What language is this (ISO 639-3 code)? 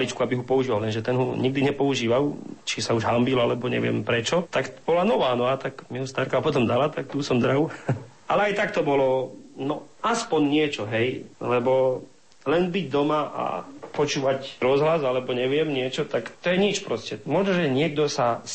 slk